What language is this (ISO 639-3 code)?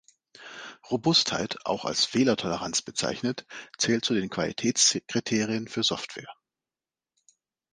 deu